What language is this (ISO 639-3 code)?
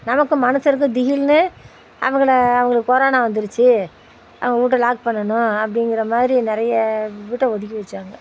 tam